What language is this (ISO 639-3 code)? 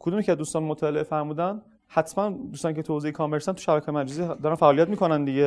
fas